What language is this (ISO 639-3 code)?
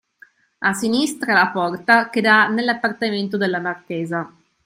ita